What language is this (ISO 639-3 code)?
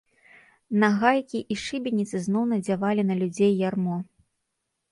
bel